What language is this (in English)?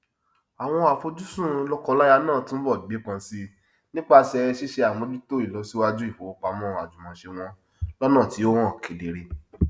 Yoruba